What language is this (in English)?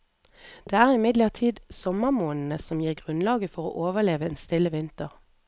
Norwegian